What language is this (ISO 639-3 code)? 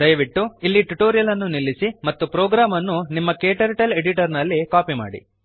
kan